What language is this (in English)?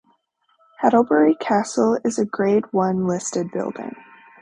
English